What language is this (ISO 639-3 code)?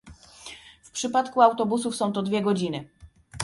pol